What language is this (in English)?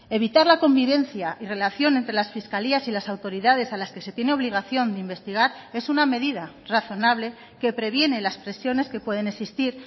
Spanish